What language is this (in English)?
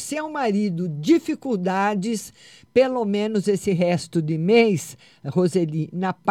Portuguese